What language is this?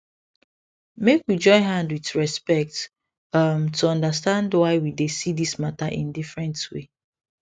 Nigerian Pidgin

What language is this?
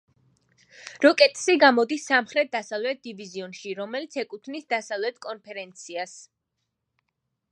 Georgian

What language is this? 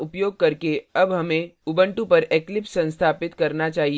Hindi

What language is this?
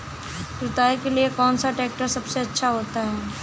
Hindi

